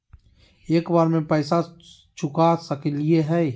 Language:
Magahi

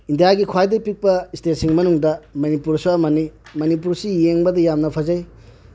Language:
Manipuri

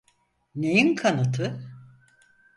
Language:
Turkish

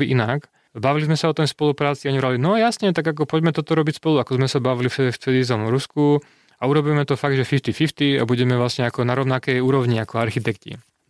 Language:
Slovak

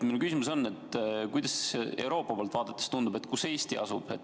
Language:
Estonian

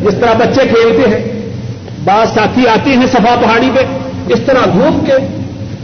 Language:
Urdu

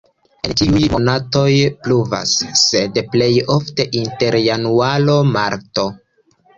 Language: Esperanto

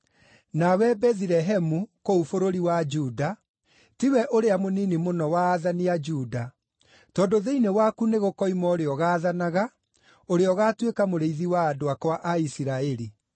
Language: Kikuyu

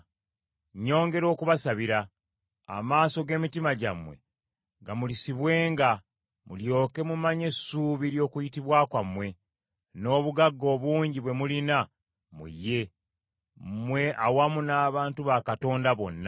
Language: Ganda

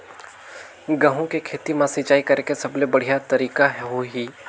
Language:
Chhattisgarhi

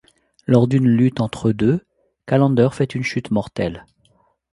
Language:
French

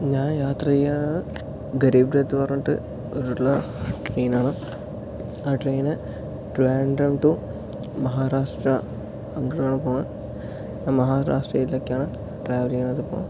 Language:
Malayalam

